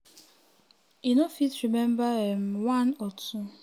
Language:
Nigerian Pidgin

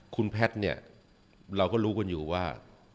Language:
Thai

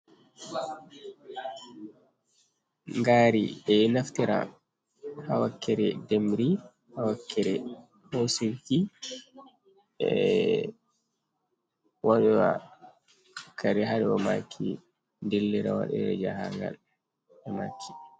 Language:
Fula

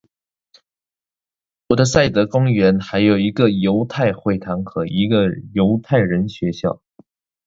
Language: Chinese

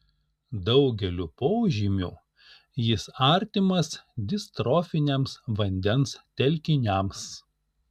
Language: Lithuanian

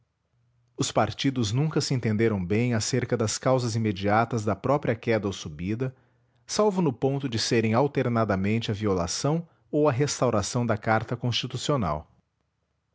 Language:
Portuguese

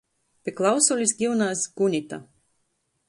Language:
Latgalian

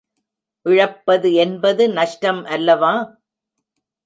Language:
Tamil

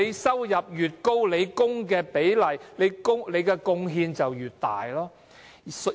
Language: Cantonese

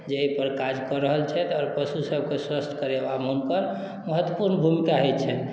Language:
Maithili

